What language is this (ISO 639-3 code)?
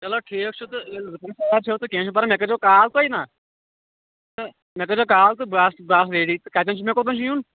kas